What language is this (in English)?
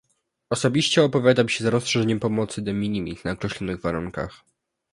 Polish